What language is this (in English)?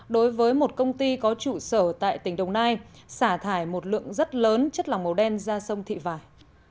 Vietnamese